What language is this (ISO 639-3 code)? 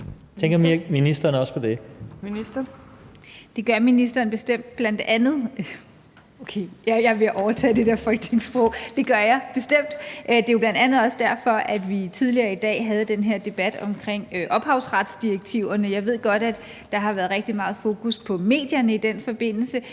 dan